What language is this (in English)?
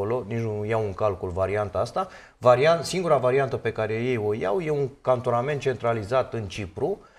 Romanian